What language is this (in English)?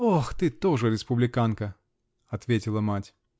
Russian